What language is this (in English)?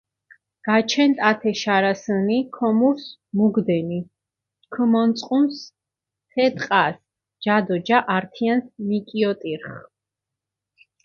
Mingrelian